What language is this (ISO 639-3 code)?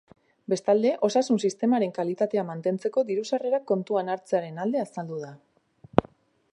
eus